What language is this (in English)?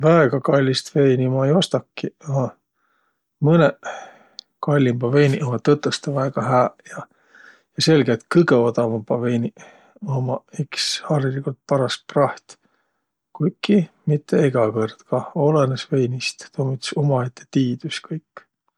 Võro